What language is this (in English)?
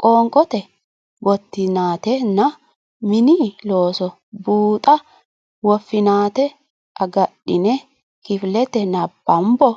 Sidamo